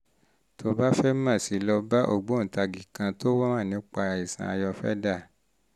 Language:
Yoruba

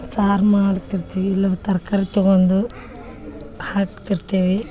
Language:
Kannada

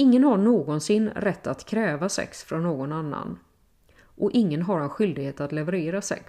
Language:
Swedish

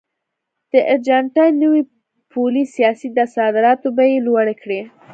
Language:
Pashto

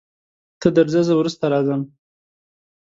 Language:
Pashto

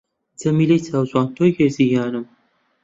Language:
Central Kurdish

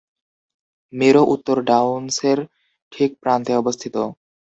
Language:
Bangla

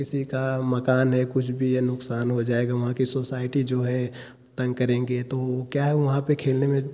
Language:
Hindi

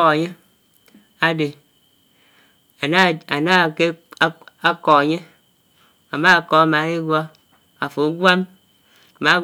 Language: Anaang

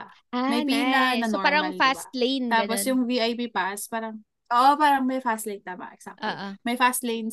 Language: Filipino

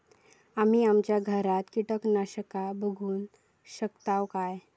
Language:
Marathi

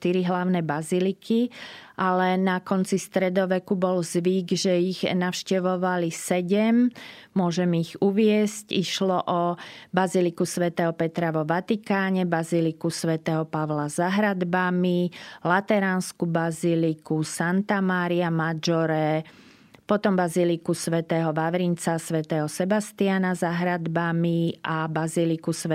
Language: Slovak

